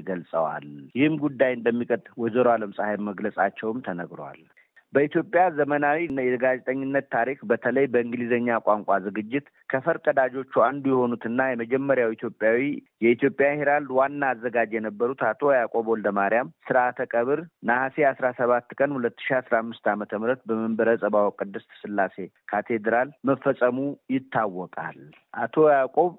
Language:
Amharic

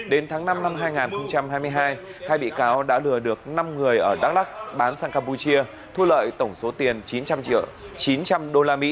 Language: Vietnamese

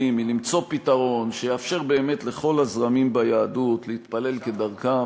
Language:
Hebrew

